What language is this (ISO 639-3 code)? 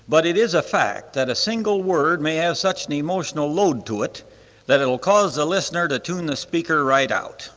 eng